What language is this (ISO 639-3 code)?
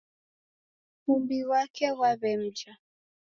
dav